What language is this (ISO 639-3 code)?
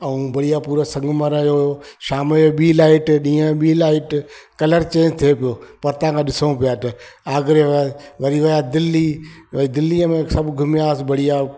snd